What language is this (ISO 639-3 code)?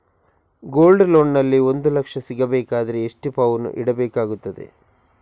kan